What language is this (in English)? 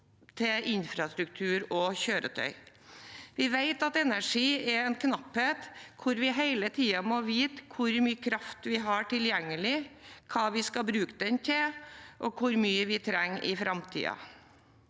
Norwegian